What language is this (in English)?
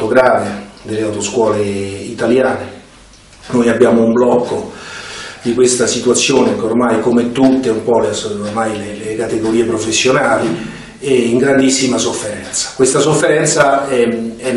Italian